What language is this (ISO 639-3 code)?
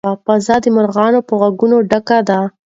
pus